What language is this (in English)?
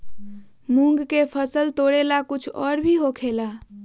Magahi